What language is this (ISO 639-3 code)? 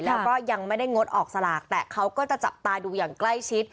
tha